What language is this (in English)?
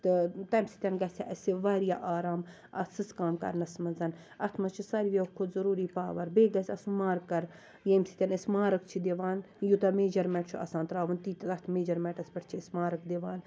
Kashmiri